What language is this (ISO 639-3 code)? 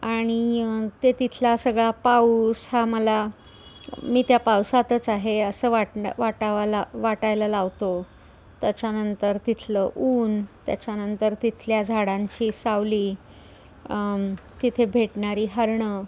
mar